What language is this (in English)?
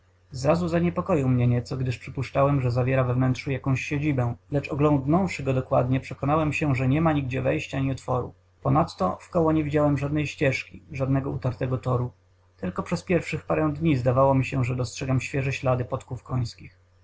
Polish